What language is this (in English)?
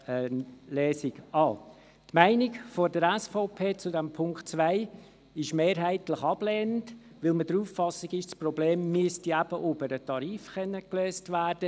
Swiss German